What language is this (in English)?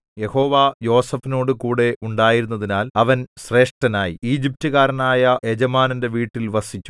Malayalam